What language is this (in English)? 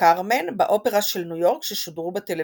Hebrew